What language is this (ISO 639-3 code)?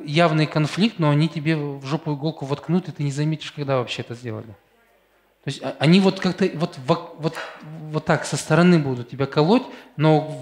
rus